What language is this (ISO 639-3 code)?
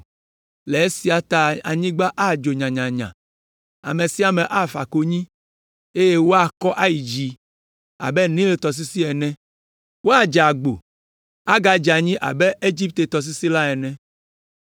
ewe